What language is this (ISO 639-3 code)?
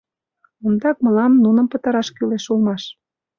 chm